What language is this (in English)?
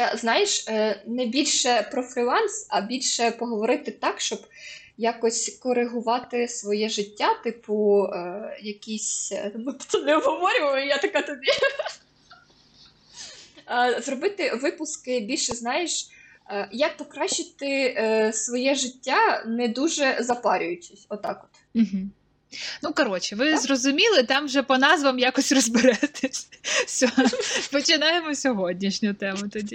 Ukrainian